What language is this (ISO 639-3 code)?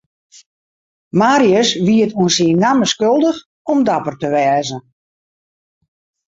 fry